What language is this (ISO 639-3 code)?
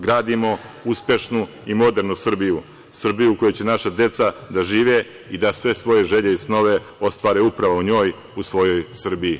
srp